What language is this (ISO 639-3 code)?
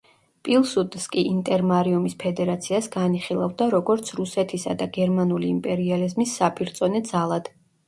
kat